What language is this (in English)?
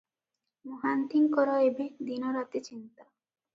Odia